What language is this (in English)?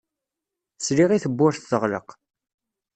Kabyle